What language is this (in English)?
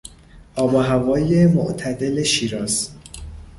Persian